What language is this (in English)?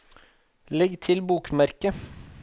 Norwegian